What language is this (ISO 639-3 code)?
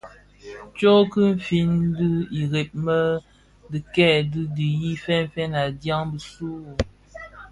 ksf